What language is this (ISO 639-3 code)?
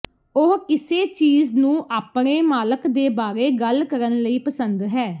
pan